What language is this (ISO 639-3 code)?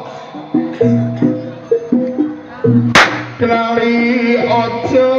tha